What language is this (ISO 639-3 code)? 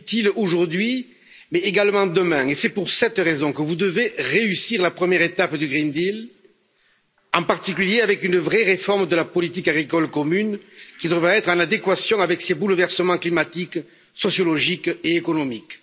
fra